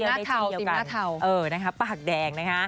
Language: Thai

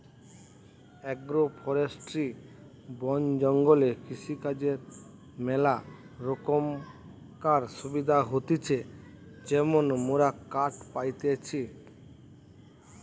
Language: Bangla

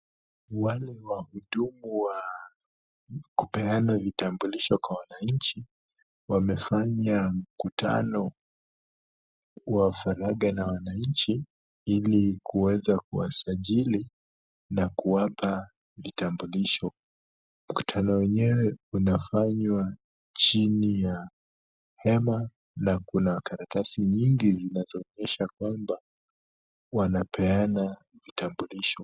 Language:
Swahili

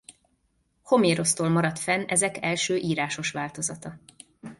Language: Hungarian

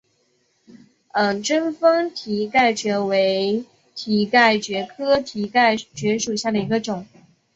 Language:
Chinese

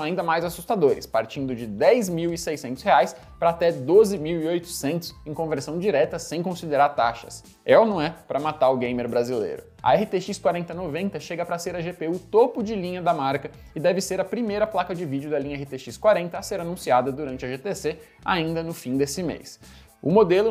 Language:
Portuguese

